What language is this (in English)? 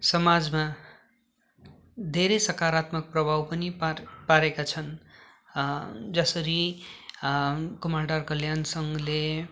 Nepali